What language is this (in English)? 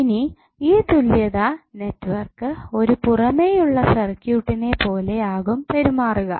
Malayalam